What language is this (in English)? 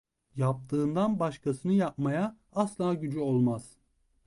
Turkish